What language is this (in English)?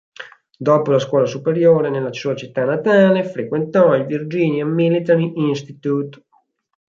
Italian